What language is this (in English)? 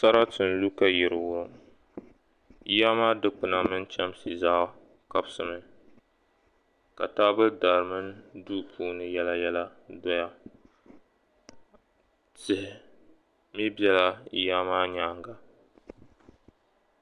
Dagbani